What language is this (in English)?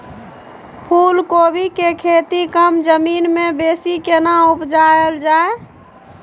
Maithili